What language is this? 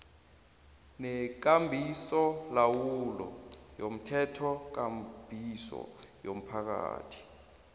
South Ndebele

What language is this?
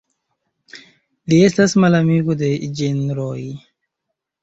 Esperanto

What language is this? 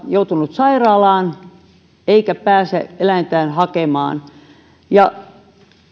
Finnish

